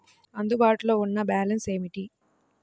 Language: Telugu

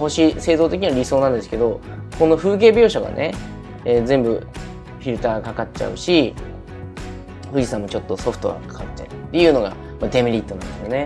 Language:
Japanese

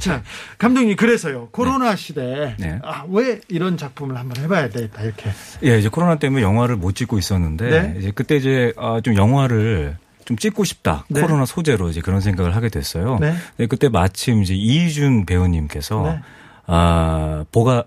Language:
Korean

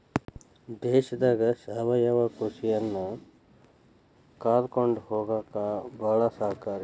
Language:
Kannada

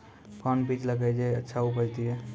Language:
Maithili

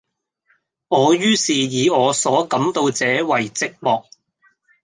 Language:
Cantonese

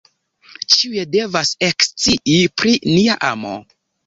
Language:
Esperanto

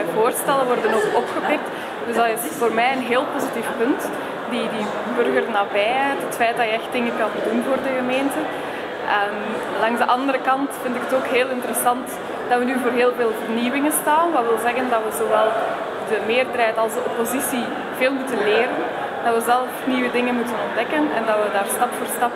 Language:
Dutch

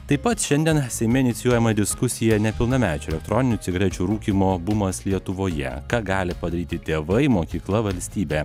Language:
Lithuanian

